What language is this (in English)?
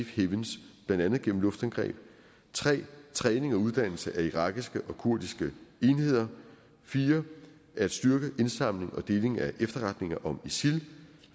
Danish